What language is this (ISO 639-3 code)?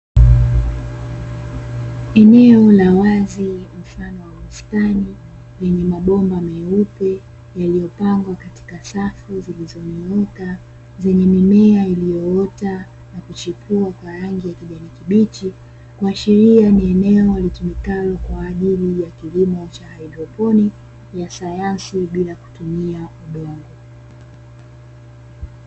swa